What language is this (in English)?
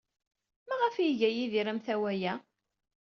Kabyle